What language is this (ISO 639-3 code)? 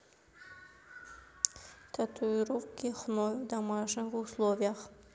rus